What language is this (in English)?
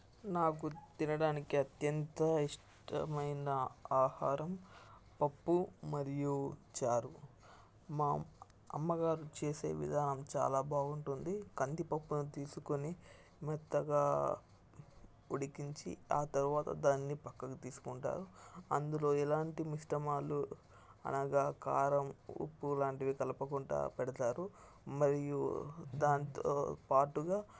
Telugu